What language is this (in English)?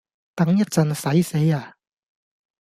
Cantonese